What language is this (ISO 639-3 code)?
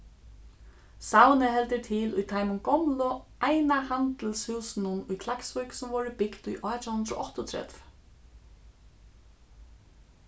fao